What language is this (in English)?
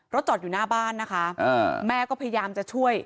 Thai